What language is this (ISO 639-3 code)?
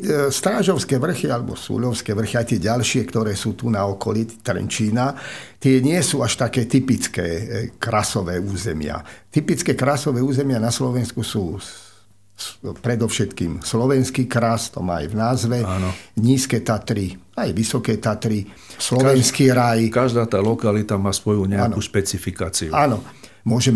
slk